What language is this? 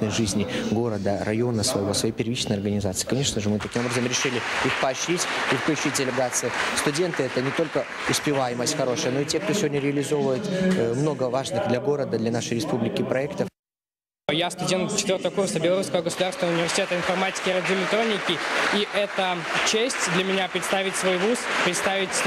Russian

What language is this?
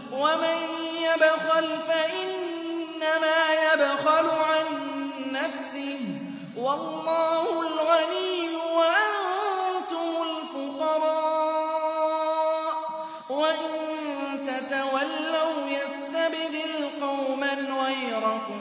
Arabic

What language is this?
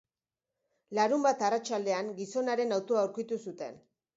Basque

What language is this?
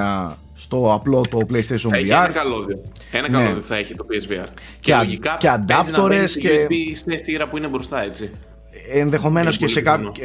Greek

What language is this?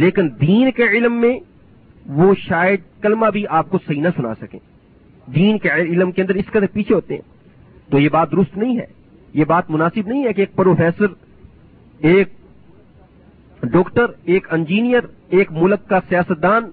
Urdu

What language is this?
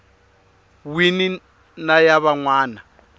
Tsonga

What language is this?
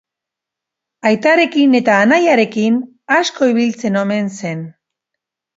Basque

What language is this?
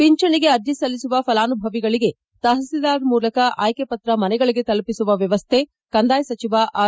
Kannada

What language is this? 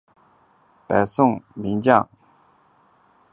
Chinese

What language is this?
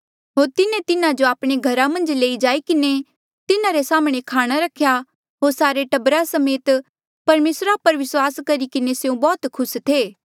Mandeali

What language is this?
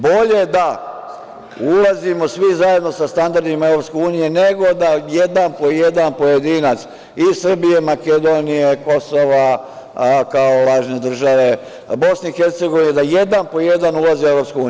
Serbian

